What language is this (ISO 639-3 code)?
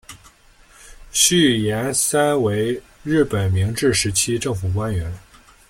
zho